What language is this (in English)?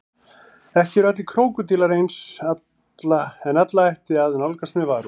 Icelandic